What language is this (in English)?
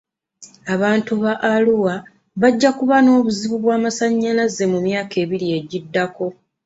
Ganda